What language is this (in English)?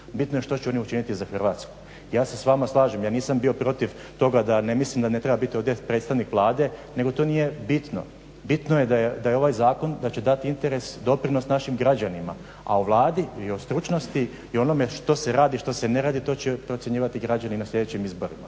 Croatian